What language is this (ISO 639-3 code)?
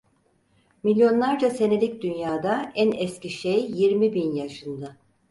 tur